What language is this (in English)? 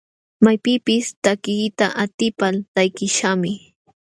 Jauja Wanca Quechua